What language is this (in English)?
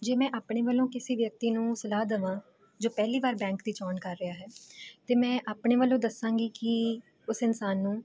Punjabi